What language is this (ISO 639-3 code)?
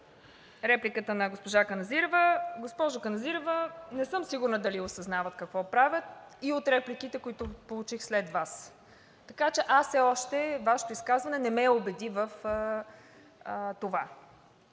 bul